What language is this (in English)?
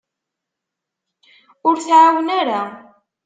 Kabyle